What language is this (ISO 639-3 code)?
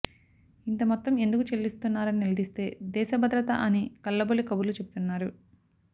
tel